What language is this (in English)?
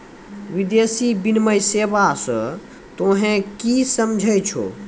Maithili